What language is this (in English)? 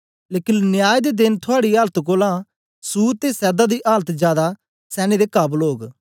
Dogri